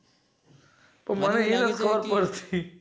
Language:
Gujarati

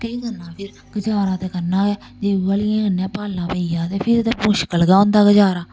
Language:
Dogri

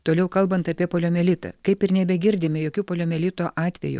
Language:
Lithuanian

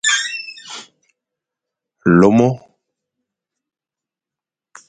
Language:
Fang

